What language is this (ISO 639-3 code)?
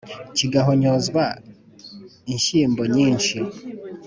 kin